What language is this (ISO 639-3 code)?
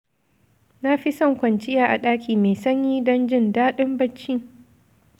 hau